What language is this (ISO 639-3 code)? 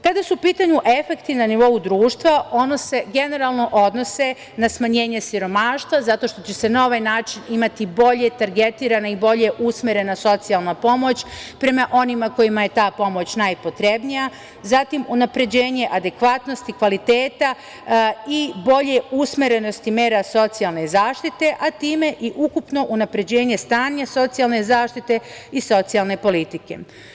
srp